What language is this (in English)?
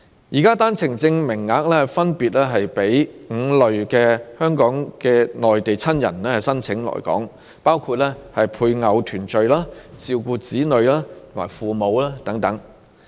Cantonese